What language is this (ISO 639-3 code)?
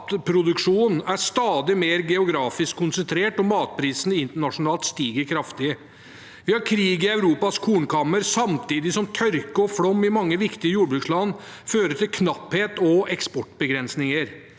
nor